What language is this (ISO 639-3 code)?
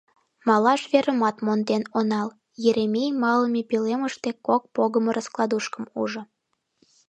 chm